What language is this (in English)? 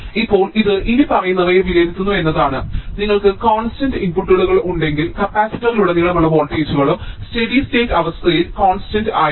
Malayalam